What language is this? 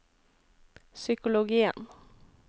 Norwegian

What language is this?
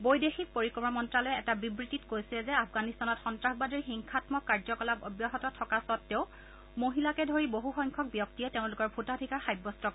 Assamese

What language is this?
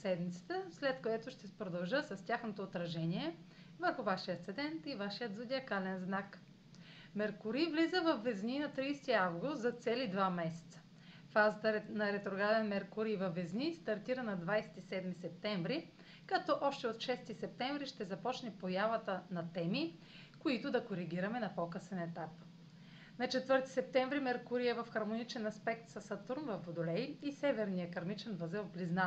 Bulgarian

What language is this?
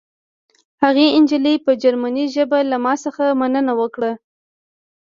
Pashto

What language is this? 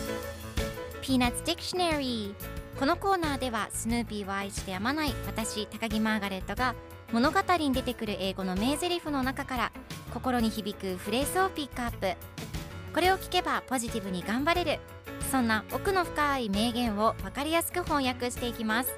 Japanese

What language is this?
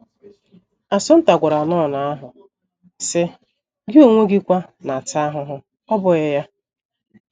Igbo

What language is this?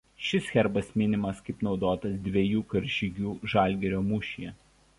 Lithuanian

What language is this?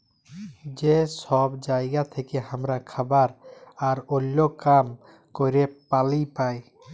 Bangla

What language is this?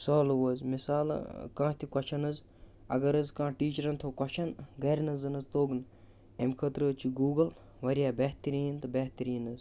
Kashmiri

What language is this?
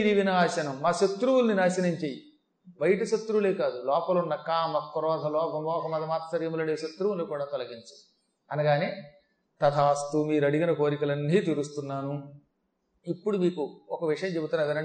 Telugu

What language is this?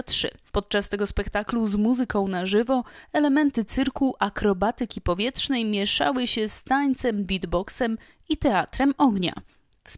Polish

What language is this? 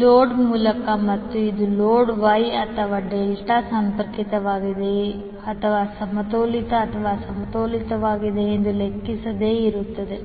Kannada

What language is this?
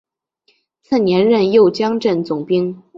Chinese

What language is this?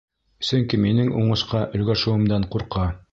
Bashkir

